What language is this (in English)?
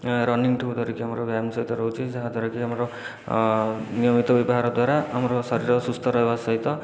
Odia